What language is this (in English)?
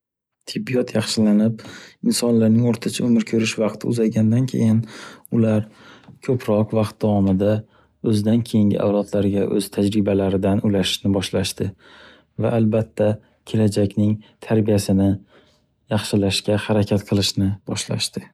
Uzbek